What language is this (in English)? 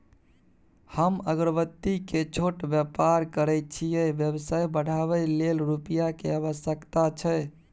Maithili